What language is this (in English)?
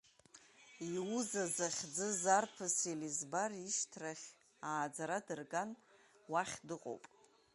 Abkhazian